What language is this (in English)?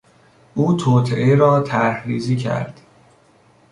Persian